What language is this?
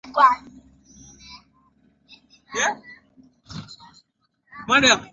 Swahili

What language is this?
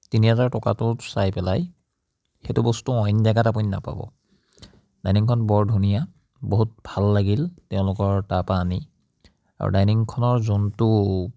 Assamese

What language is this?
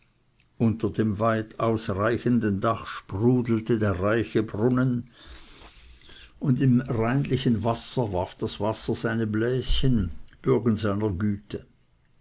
German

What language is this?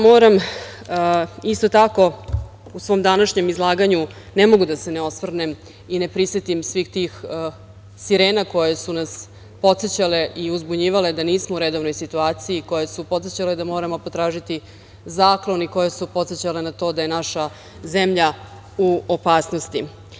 Serbian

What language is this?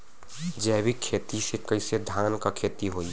Bhojpuri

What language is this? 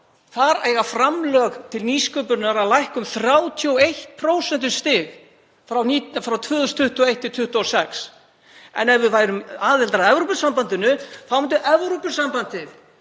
Icelandic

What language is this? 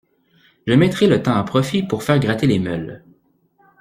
French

